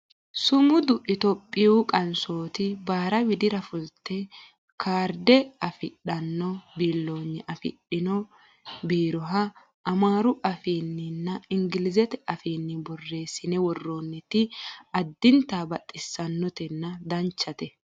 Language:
Sidamo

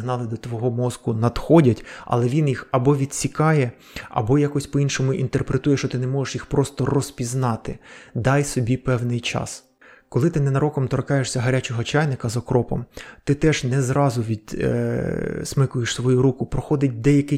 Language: Ukrainian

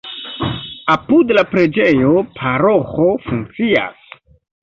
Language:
Esperanto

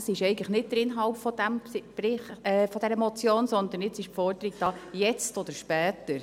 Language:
Swiss German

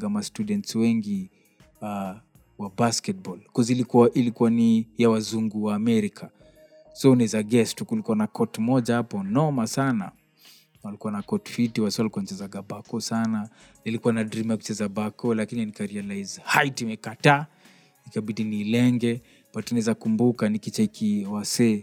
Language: Swahili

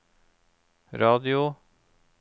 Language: Norwegian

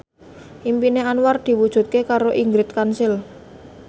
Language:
Javanese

